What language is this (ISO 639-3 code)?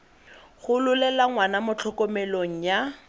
tsn